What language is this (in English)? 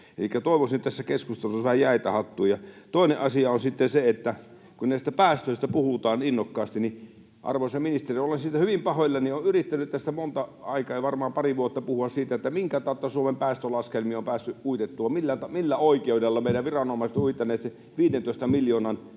Finnish